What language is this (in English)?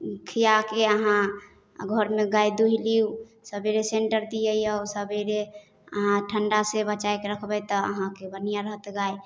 Maithili